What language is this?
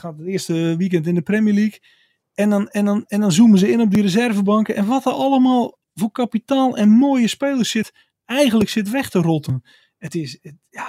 Dutch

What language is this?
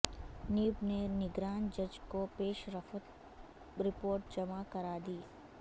Urdu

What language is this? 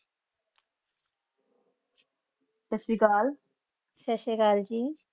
Punjabi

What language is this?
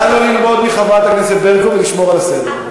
Hebrew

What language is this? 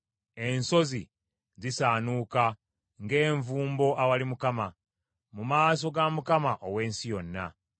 Ganda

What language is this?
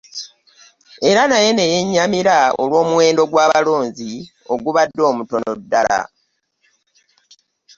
Ganda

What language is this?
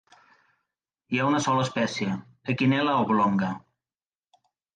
Catalan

